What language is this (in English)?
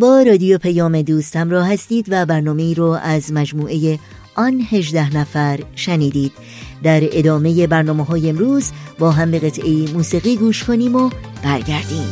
Persian